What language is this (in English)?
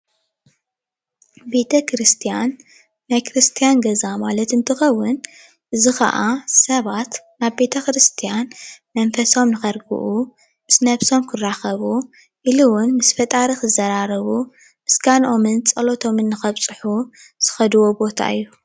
Tigrinya